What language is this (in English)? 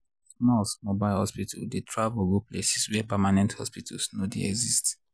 Nigerian Pidgin